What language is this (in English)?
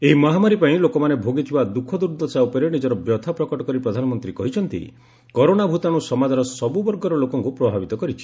Odia